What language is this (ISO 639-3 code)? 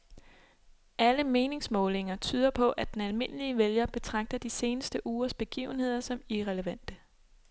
dan